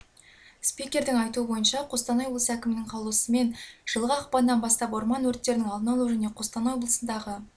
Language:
Kazakh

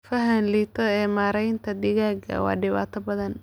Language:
Somali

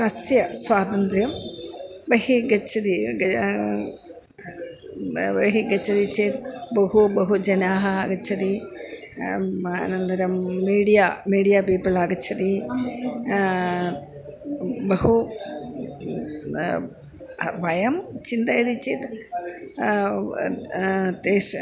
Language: Sanskrit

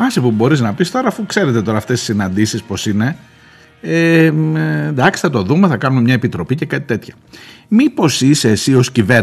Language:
Greek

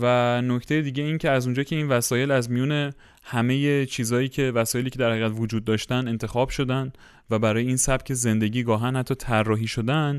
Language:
Persian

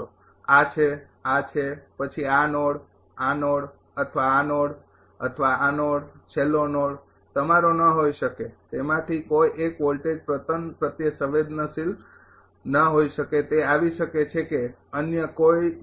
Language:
Gujarati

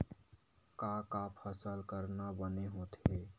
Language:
Chhattisgarhi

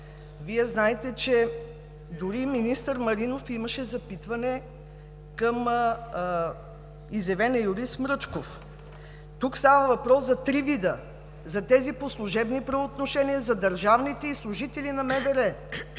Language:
Bulgarian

